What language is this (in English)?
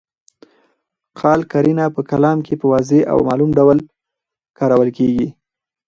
Pashto